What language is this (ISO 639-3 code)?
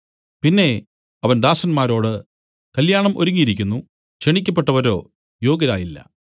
mal